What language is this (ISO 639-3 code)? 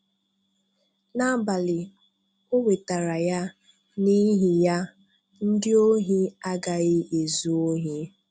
ibo